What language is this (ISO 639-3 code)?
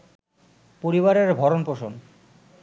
ben